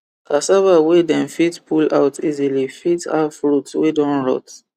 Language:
Nigerian Pidgin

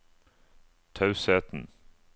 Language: Norwegian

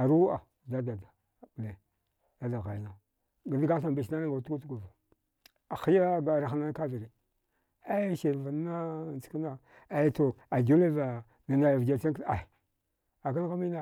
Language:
Dghwede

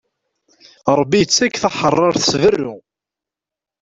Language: Kabyle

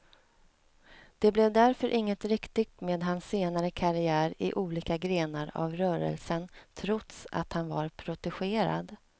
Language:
Swedish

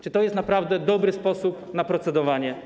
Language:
Polish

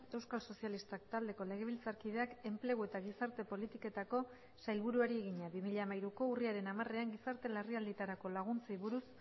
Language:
Basque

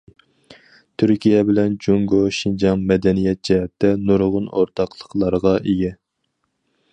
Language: Uyghur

